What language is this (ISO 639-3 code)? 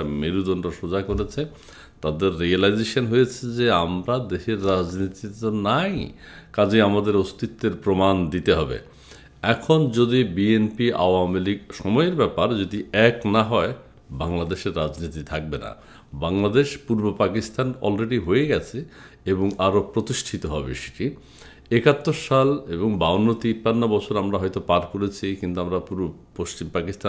tur